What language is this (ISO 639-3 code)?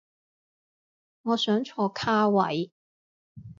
yue